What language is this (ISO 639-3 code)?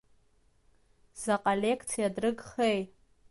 abk